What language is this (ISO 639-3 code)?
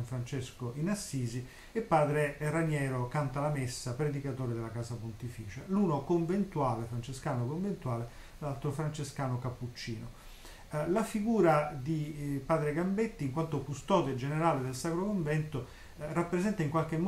ita